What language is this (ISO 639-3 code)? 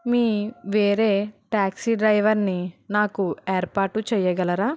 tel